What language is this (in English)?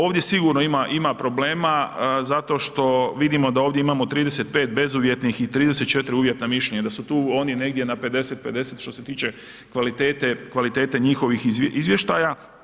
Croatian